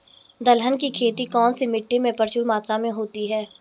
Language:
Hindi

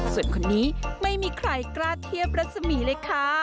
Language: Thai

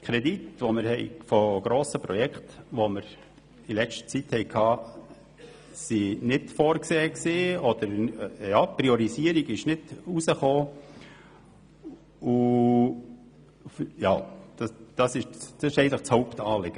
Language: Swiss German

